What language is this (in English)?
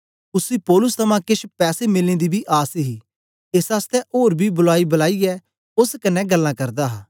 Dogri